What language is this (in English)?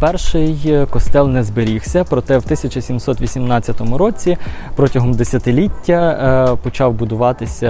Ukrainian